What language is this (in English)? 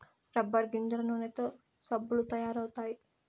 Telugu